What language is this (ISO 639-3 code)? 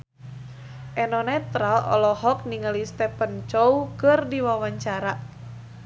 sun